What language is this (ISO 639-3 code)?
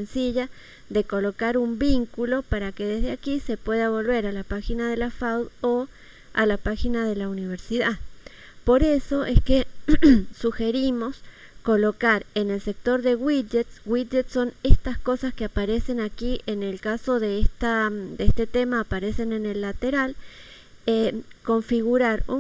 spa